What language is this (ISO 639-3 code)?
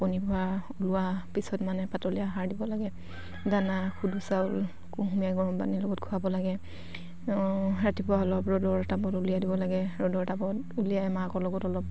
asm